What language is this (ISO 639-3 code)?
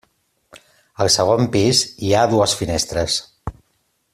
cat